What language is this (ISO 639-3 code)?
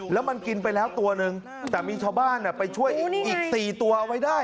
tha